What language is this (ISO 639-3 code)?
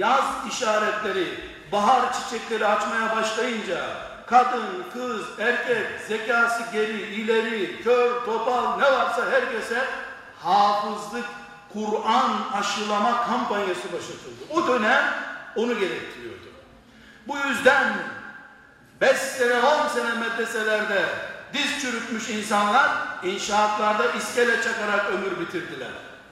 tur